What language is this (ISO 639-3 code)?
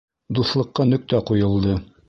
bak